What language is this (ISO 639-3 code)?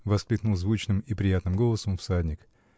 rus